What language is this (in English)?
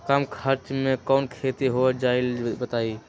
Magahi